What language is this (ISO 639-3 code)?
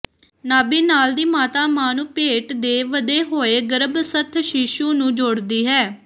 pan